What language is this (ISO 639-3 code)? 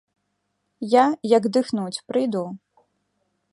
bel